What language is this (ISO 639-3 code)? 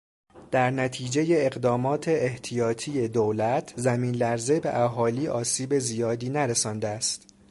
fas